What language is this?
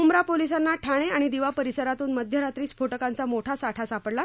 Marathi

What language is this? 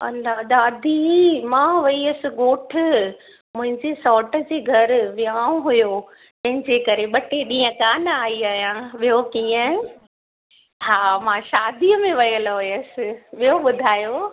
Sindhi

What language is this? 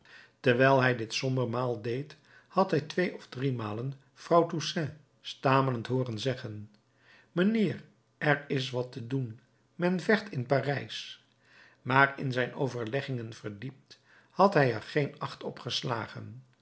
Dutch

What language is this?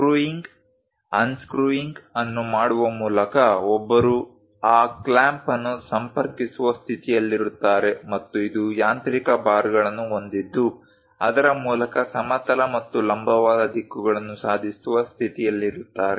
Kannada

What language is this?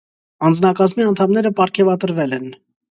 Armenian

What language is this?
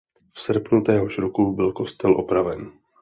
Czech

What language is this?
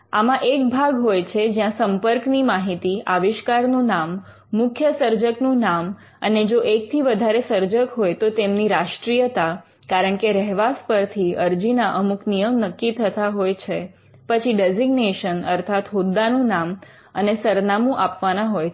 Gujarati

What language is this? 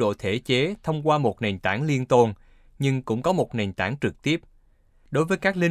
Vietnamese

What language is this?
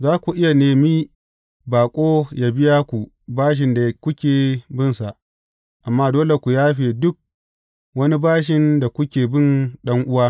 Hausa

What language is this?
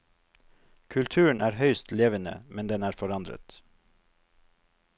Norwegian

